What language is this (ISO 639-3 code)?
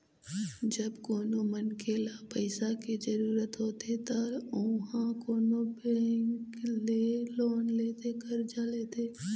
hne